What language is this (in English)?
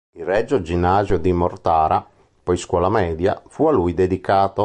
Italian